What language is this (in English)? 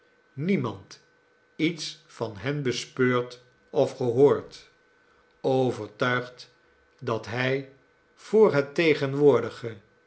Dutch